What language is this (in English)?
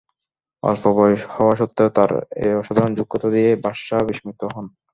Bangla